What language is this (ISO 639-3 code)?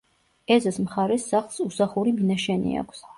kat